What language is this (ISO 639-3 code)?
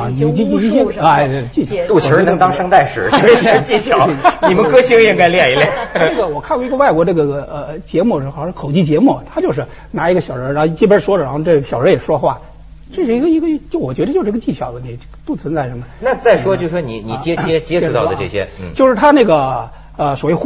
zho